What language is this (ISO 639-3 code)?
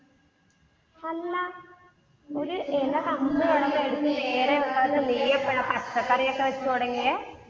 mal